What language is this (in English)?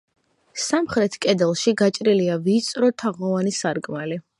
Georgian